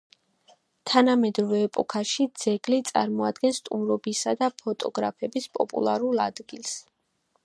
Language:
Georgian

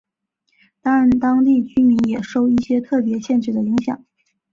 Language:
Chinese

